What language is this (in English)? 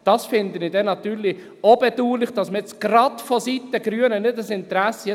Swiss German